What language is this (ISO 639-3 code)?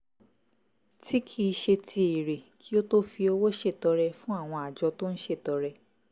yor